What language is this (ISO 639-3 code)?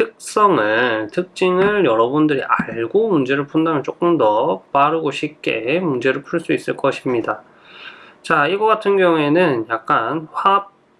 kor